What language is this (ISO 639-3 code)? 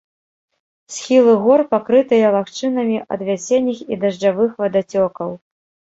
bel